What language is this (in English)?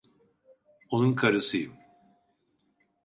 Turkish